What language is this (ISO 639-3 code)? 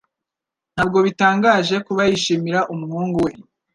kin